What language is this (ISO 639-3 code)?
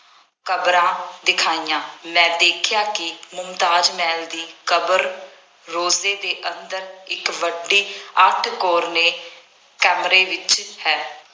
pan